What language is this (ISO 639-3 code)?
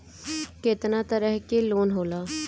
bho